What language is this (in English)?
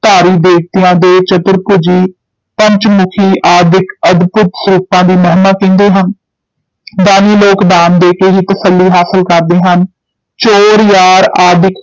Punjabi